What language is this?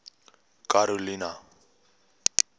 Afrikaans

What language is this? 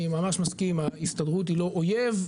Hebrew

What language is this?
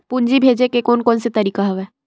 Chhattisgarhi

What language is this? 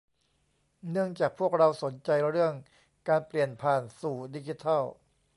Thai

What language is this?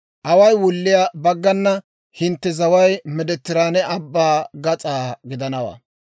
Dawro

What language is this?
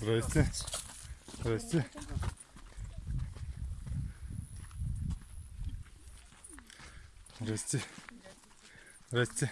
Russian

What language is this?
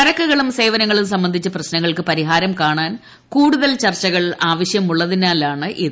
Malayalam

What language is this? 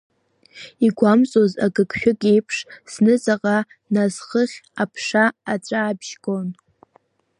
Abkhazian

